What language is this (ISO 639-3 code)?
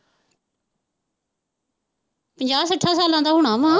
pan